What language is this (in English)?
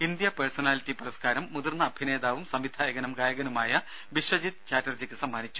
Malayalam